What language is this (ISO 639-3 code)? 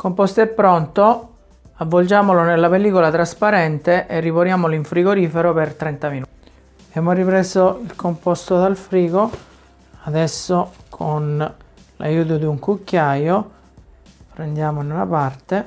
ita